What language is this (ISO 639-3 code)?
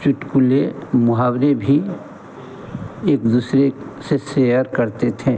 hin